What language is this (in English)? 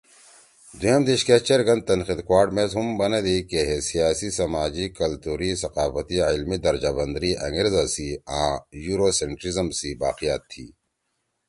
Torwali